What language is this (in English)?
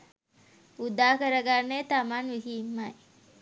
Sinhala